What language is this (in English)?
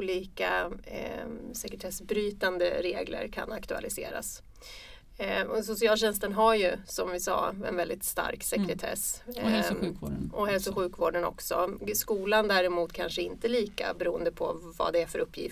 Swedish